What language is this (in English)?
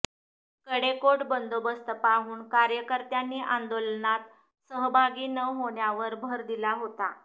Marathi